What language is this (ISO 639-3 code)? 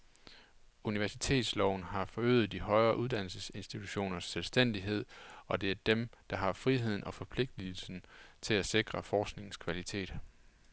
dan